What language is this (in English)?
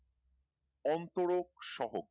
Bangla